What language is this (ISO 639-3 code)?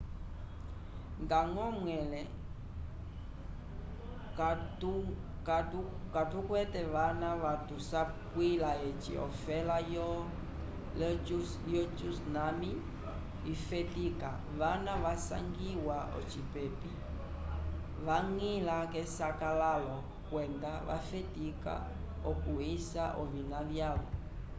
umb